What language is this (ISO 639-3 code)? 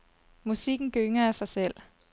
dan